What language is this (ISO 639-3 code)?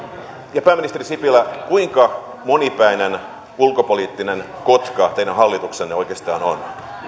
fin